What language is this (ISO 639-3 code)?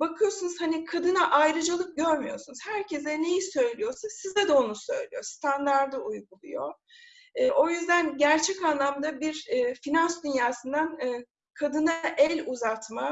tur